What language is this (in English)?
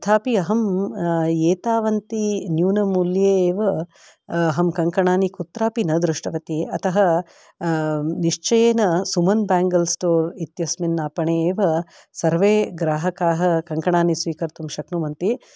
Sanskrit